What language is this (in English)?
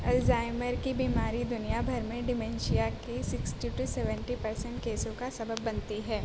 Urdu